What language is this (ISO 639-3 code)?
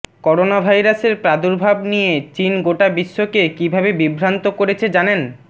ben